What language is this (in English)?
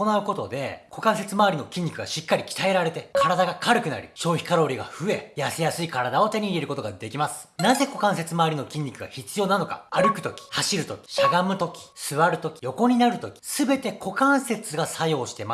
Japanese